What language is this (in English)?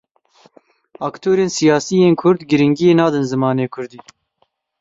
Kurdish